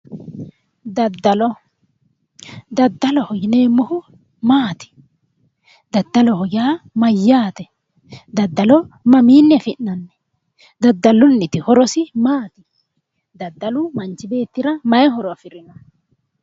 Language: Sidamo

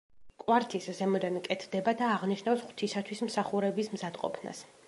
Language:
Georgian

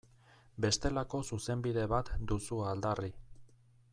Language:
Basque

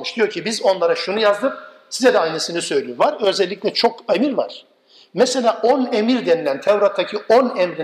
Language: Turkish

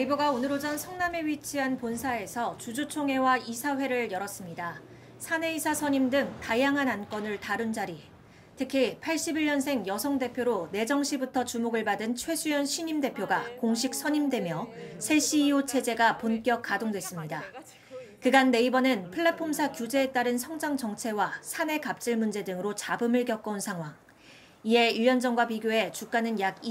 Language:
Korean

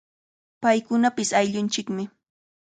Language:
Cajatambo North Lima Quechua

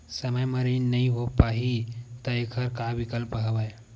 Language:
Chhattisgarhi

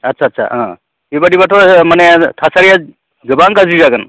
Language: Bodo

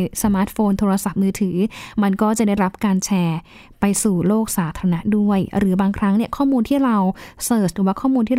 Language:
Thai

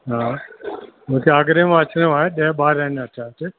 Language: Sindhi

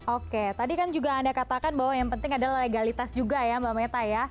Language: Indonesian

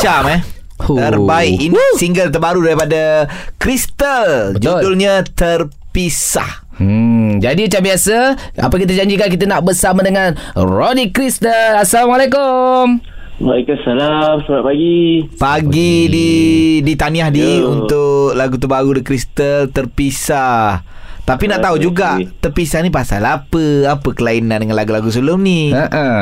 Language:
Malay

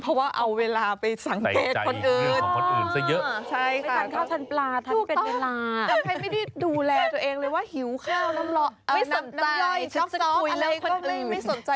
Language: Thai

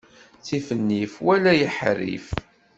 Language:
Kabyle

